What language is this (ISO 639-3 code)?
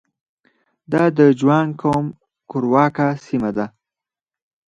pus